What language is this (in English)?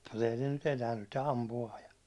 Finnish